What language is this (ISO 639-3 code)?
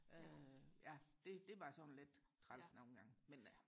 dan